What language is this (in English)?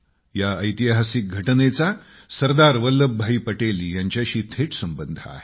Marathi